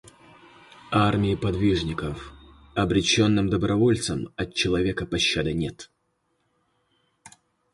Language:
Russian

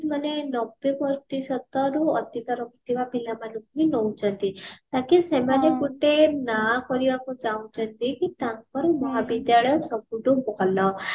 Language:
Odia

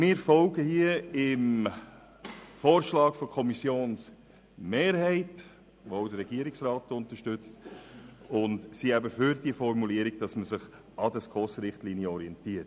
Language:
Swiss German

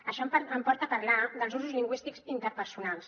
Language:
Catalan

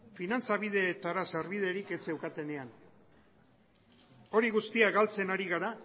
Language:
Basque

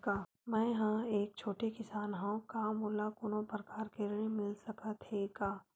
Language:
Chhattisgarhi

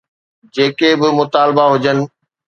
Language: Sindhi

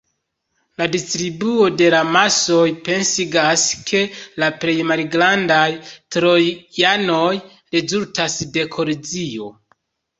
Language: Esperanto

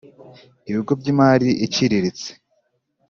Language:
Kinyarwanda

